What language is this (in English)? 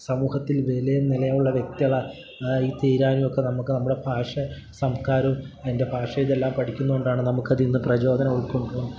Malayalam